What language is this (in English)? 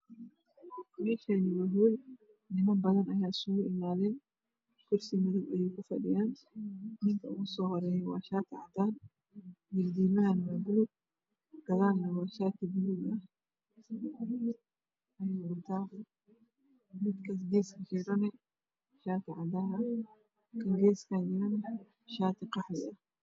Somali